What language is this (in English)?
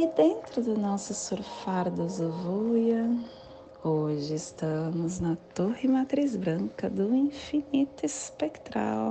Portuguese